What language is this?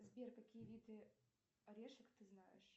Russian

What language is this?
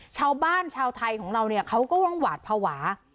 Thai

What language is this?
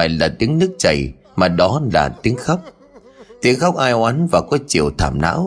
Vietnamese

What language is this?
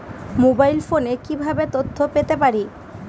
Bangla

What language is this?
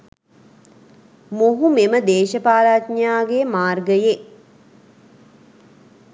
Sinhala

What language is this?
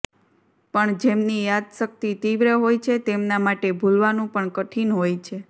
Gujarati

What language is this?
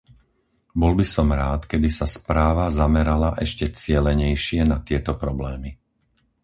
Slovak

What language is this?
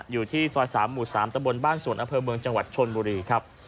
Thai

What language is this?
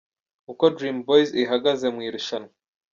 Kinyarwanda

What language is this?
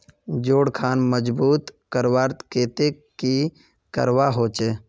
Magahi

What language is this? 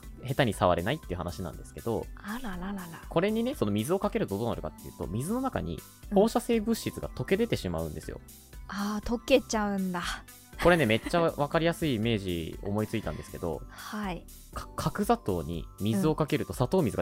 Japanese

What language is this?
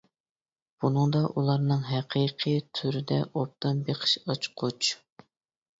Uyghur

